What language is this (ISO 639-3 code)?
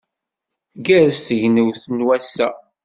kab